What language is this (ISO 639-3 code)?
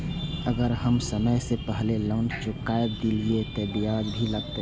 mai